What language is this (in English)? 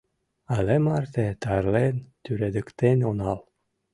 Mari